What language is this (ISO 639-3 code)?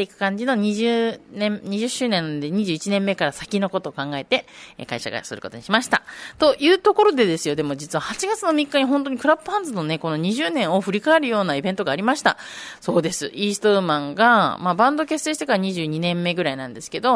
jpn